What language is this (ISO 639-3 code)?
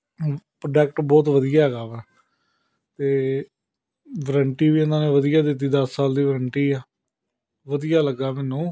pan